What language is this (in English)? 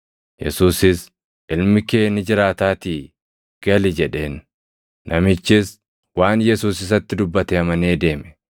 Oromo